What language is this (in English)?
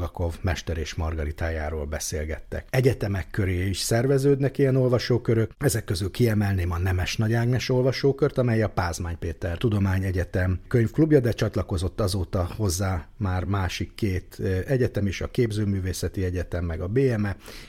Hungarian